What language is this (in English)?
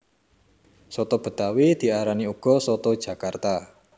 Javanese